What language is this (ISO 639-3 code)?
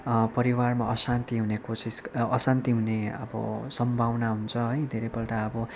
nep